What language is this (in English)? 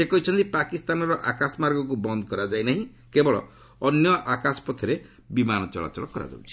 Odia